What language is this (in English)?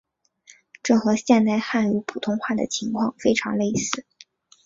Chinese